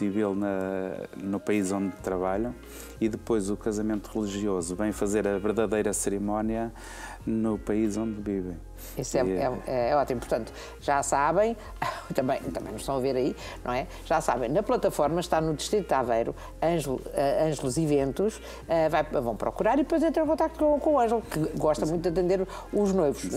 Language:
Portuguese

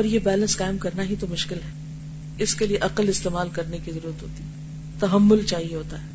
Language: Urdu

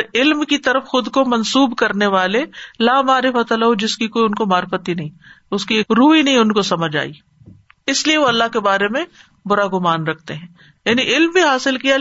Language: Urdu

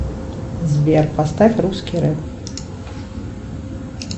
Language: Russian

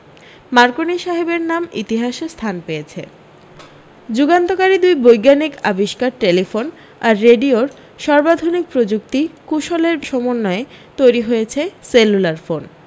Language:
Bangla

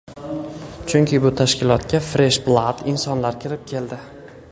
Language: Uzbek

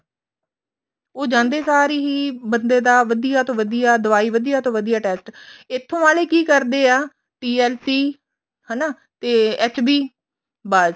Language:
Punjabi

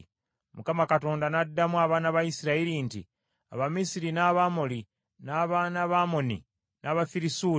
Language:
Ganda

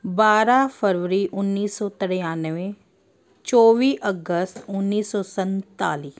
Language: Punjabi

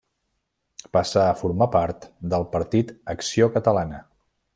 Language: Catalan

